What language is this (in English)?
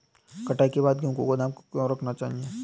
Hindi